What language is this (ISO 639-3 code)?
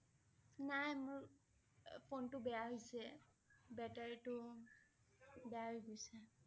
asm